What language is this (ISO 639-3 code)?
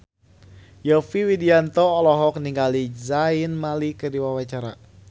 sun